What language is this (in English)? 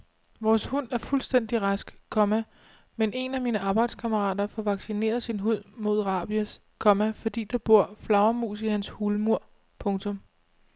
Danish